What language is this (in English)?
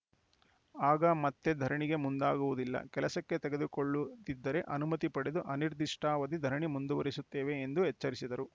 Kannada